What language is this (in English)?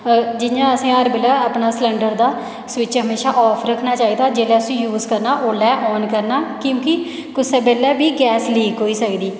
Dogri